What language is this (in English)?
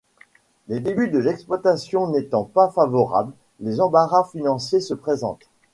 French